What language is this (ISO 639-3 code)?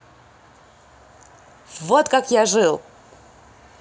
rus